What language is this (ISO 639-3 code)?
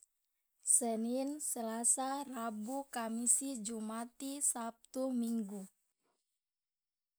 loa